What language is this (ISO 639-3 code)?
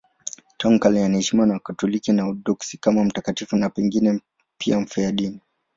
swa